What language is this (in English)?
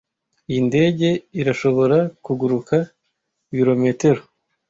Kinyarwanda